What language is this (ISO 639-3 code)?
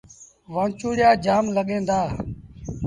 sbn